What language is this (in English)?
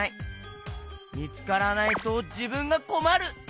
Japanese